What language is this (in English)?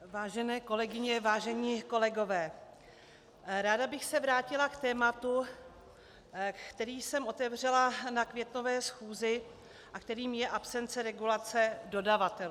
Czech